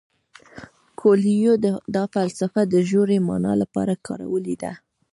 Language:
Pashto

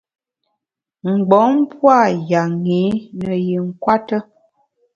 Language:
Bamun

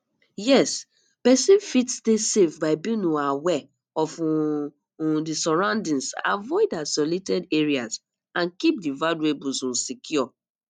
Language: Nigerian Pidgin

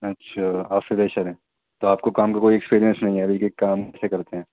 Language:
Urdu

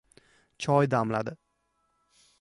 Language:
Uzbek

